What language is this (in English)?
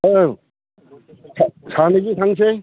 Bodo